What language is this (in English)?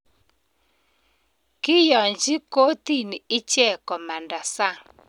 Kalenjin